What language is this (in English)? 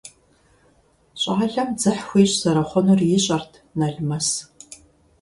Kabardian